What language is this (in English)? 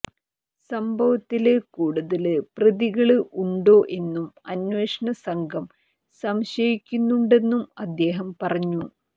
Malayalam